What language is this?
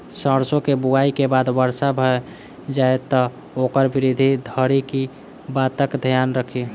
Maithili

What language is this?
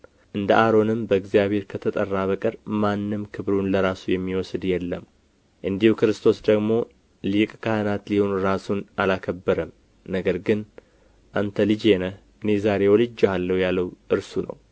Amharic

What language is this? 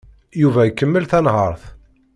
Kabyle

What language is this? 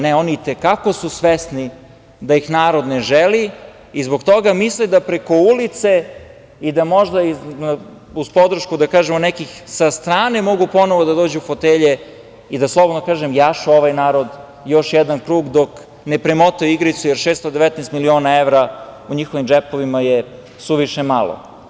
Serbian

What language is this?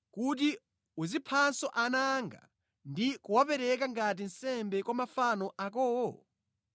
Nyanja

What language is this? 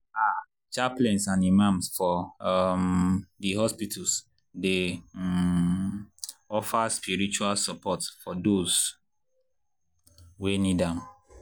Nigerian Pidgin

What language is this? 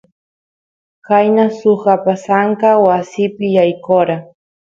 Santiago del Estero Quichua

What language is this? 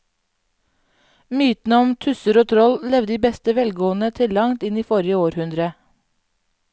Norwegian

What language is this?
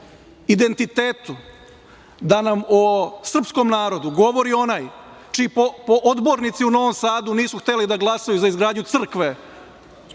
Serbian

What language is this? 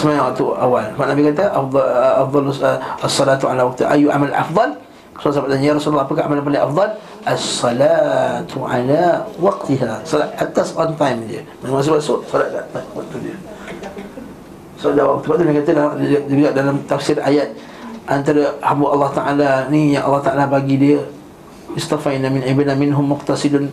Malay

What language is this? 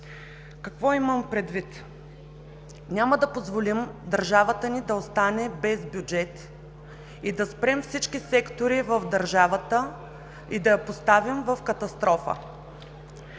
Bulgarian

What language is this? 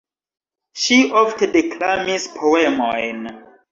Esperanto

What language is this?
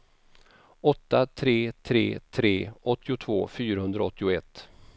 Swedish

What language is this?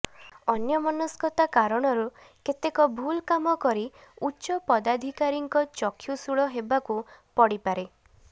Odia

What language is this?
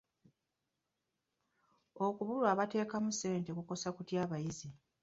Ganda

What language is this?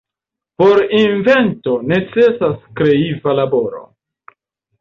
Esperanto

